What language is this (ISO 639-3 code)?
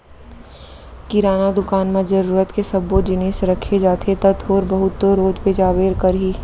hne